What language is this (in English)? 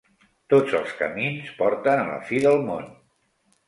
Catalan